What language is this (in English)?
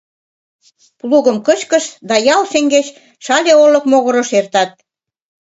Mari